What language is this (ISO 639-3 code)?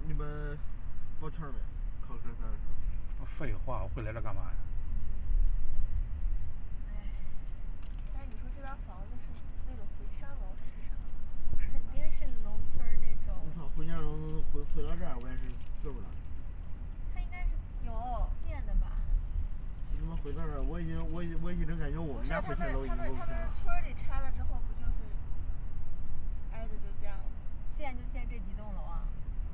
zho